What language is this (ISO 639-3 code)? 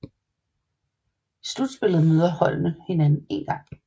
dan